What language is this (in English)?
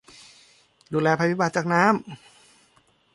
Thai